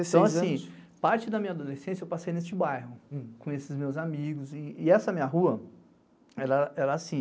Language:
Portuguese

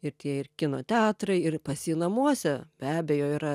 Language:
Lithuanian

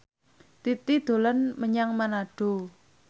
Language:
Javanese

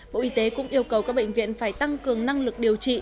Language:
Vietnamese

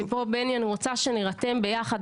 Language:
Hebrew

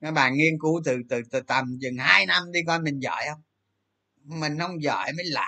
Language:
Vietnamese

